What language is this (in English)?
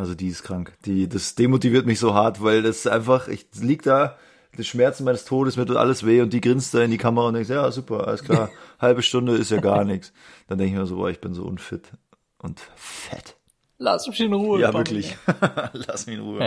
German